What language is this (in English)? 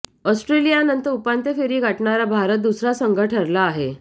Marathi